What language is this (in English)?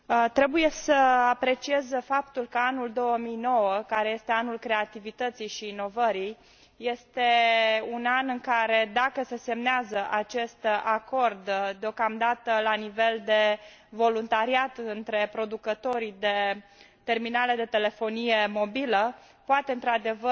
Romanian